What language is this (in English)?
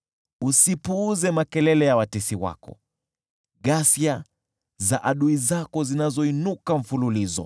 Swahili